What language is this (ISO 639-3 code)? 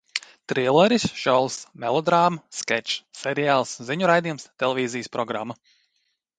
lav